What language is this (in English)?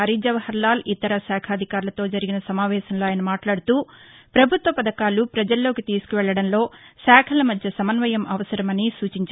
Telugu